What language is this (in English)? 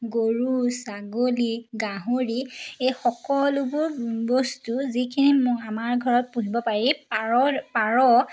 Assamese